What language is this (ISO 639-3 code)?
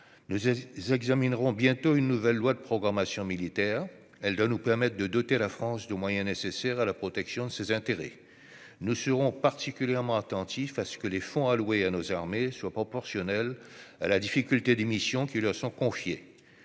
fra